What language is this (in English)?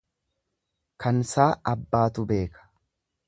Oromo